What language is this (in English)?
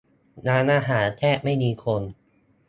Thai